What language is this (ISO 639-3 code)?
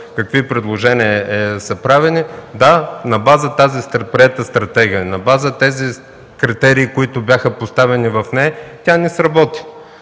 bul